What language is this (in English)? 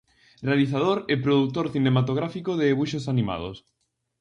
Galician